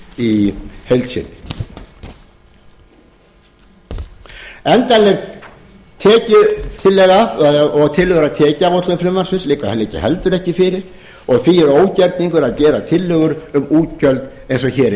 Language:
Icelandic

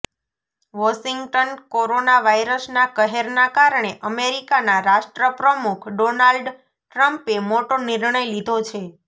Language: Gujarati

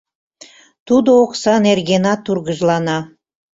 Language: Mari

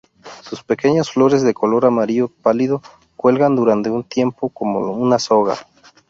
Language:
Spanish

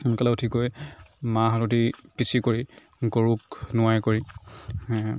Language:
Assamese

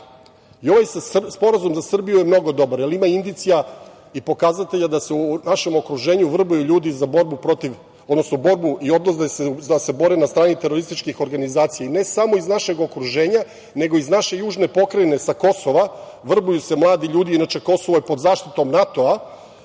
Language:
Serbian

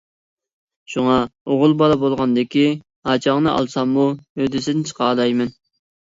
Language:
Uyghur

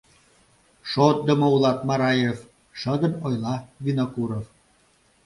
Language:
Mari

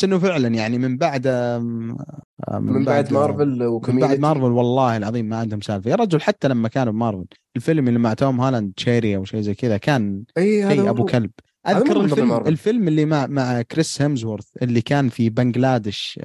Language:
Arabic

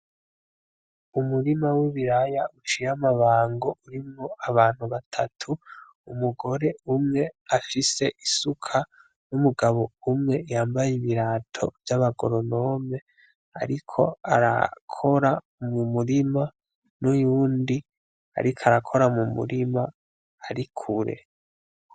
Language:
Rundi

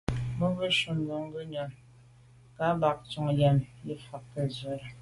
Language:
Medumba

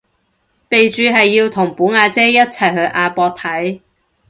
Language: Cantonese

